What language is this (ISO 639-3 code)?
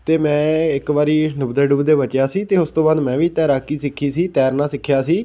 pan